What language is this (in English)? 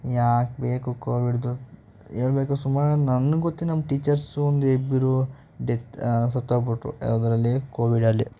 Kannada